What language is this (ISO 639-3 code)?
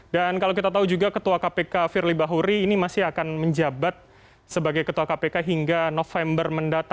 ind